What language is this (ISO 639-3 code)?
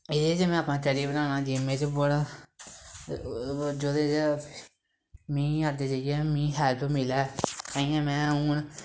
doi